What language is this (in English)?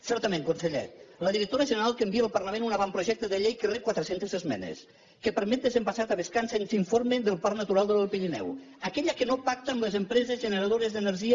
Catalan